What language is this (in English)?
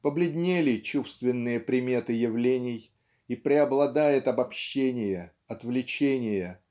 Russian